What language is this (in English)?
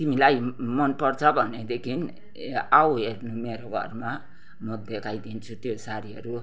Nepali